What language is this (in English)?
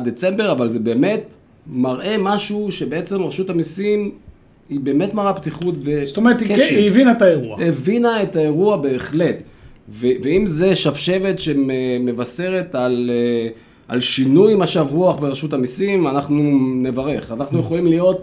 Hebrew